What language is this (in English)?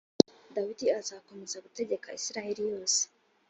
Kinyarwanda